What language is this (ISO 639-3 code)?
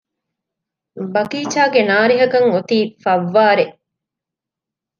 div